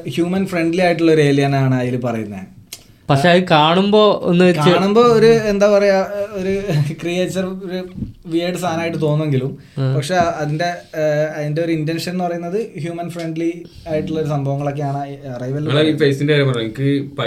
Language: Malayalam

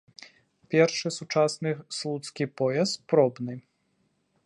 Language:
Belarusian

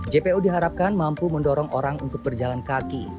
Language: Indonesian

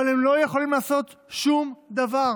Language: Hebrew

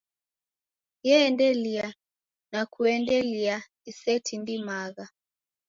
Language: Taita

